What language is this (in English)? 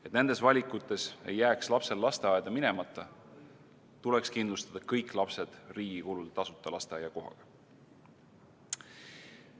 Estonian